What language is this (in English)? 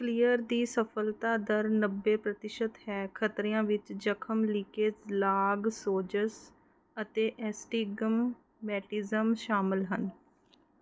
Punjabi